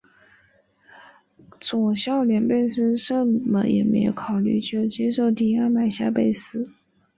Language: Chinese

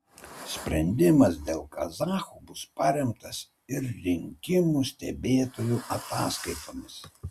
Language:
Lithuanian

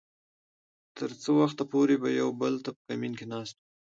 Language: Pashto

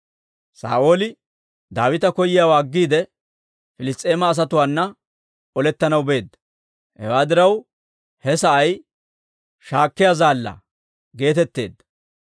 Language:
Dawro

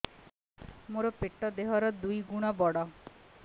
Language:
Odia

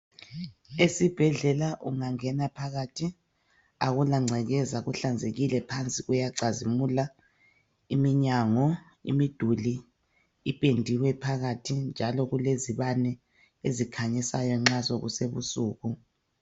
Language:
North Ndebele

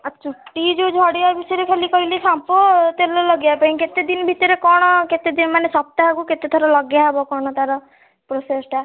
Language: Odia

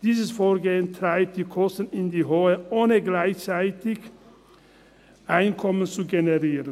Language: Swiss German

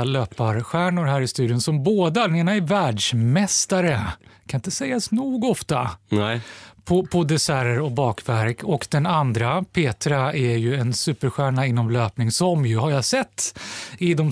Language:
Swedish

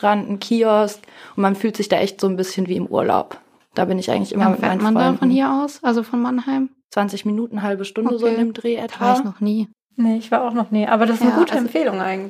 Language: German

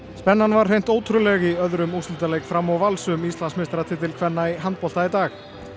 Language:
Icelandic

